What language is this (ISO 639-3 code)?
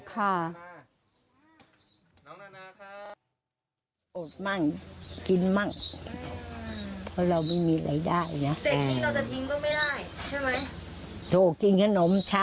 tha